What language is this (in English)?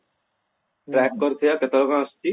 Odia